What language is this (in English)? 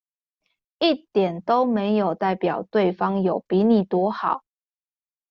Chinese